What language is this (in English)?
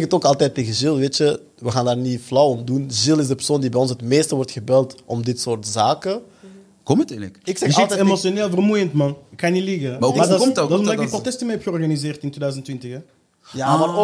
Dutch